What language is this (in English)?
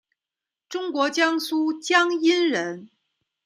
Chinese